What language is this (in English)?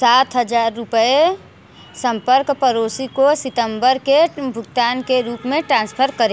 Hindi